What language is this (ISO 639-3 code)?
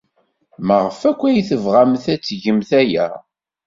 kab